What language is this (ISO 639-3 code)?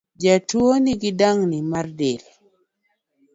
luo